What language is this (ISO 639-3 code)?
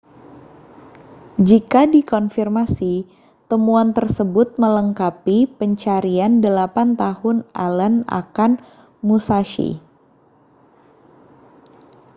ind